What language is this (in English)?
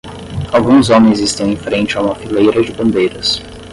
Portuguese